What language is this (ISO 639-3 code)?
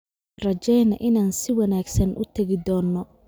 som